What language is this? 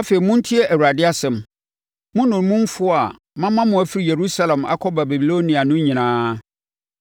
Akan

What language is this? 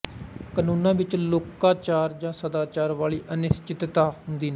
Punjabi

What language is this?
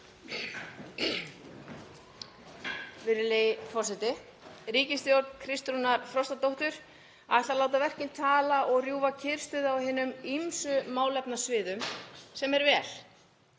Icelandic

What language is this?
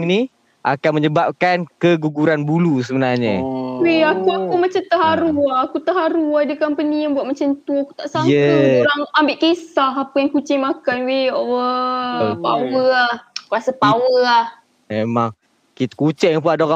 Malay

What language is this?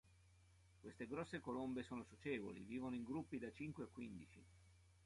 Italian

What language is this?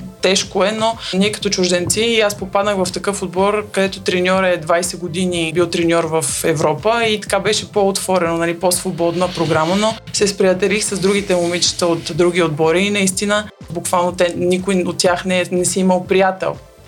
Bulgarian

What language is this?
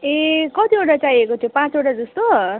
Nepali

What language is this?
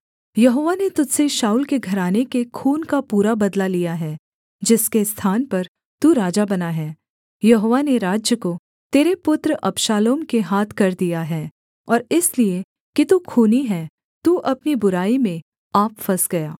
Hindi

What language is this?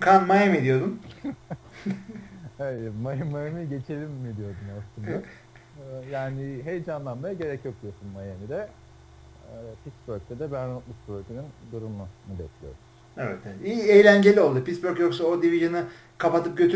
Turkish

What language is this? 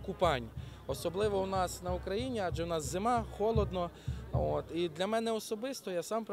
Ukrainian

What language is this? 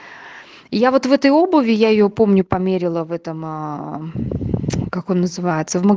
Russian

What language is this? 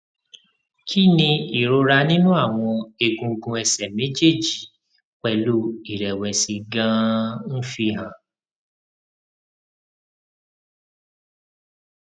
Yoruba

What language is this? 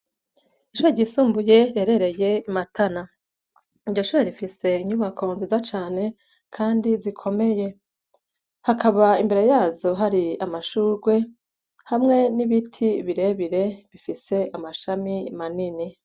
Rundi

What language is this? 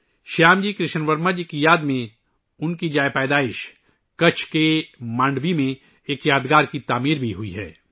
Urdu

